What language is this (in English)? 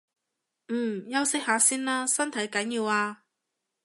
Cantonese